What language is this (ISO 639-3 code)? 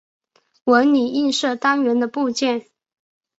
zho